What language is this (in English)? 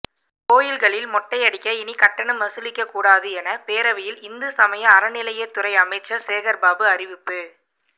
Tamil